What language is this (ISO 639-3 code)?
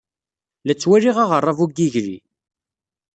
kab